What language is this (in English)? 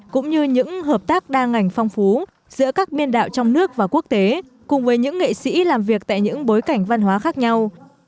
Vietnamese